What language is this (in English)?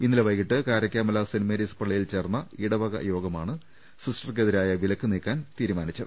Malayalam